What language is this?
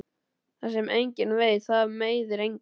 Icelandic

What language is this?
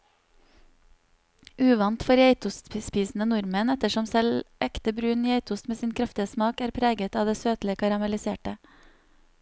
Norwegian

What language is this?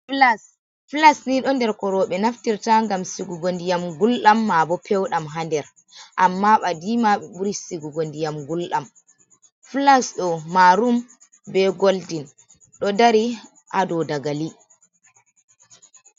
Fula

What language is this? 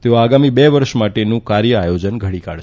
Gujarati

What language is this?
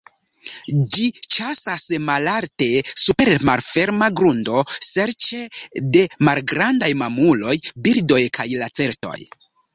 Esperanto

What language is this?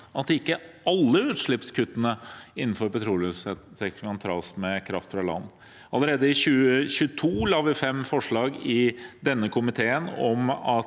Norwegian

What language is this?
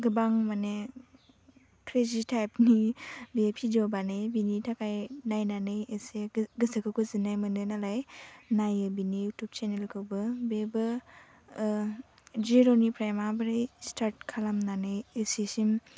Bodo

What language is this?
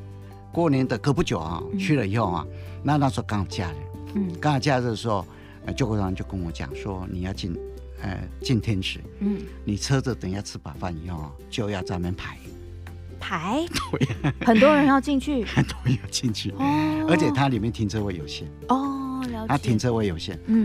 Chinese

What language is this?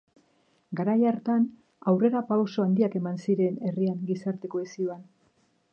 Basque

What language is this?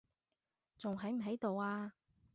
Cantonese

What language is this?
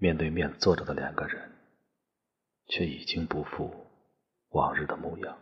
Chinese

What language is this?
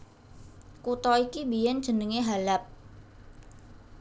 Javanese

